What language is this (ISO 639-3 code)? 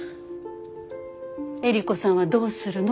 jpn